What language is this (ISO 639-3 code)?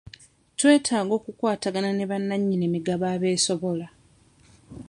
lug